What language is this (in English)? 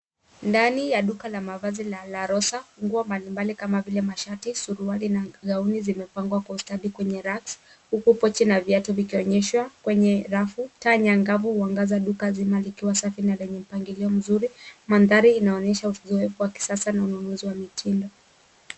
Swahili